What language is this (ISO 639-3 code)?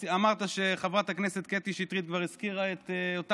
heb